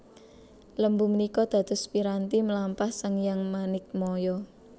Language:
Javanese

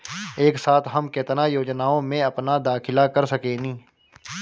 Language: Bhojpuri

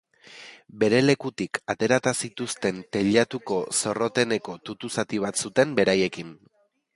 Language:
Basque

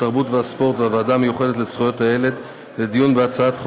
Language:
Hebrew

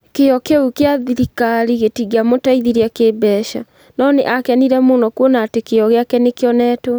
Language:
Kikuyu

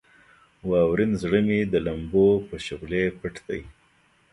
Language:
Pashto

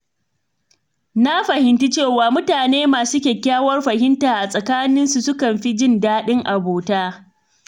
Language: Hausa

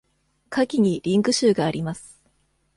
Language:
Japanese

